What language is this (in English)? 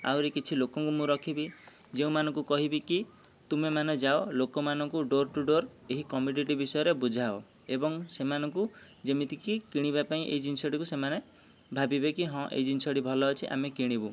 Odia